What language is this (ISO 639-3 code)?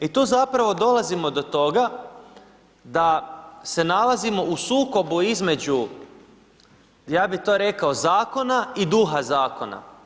hrv